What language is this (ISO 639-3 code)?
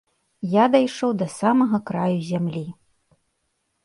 bel